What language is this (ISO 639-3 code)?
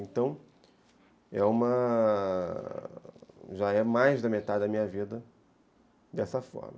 por